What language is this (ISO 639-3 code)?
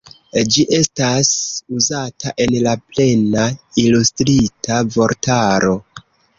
epo